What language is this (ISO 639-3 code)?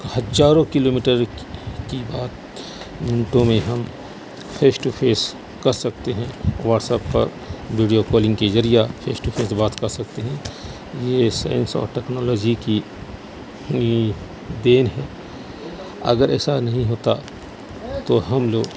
urd